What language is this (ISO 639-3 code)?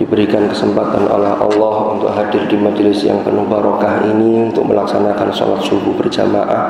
ind